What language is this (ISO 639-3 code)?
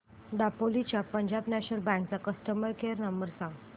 mar